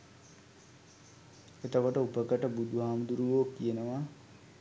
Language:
Sinhala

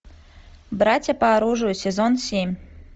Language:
Russian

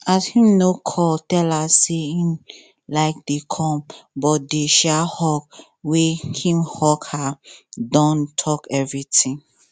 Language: Nigerian Pidgin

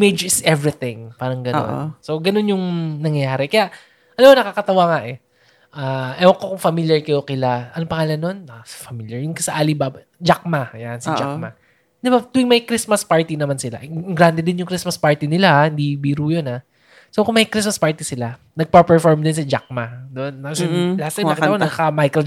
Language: Filipino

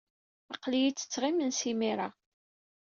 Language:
Kabyle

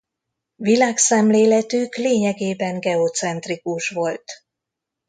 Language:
Hungarian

